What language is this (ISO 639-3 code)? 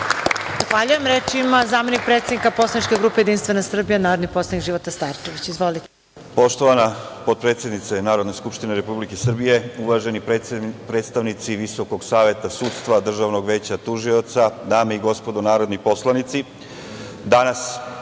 srp